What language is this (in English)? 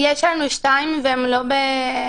Hebrew